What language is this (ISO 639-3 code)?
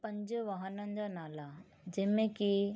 snd